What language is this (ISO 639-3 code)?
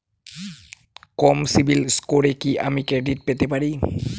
ben